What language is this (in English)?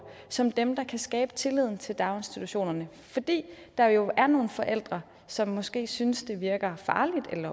Danish